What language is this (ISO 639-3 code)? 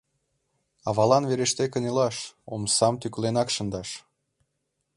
chm